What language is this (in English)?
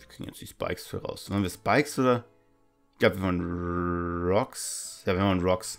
German